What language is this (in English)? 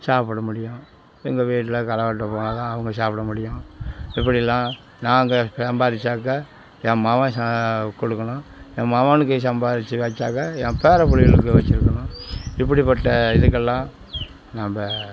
Tamil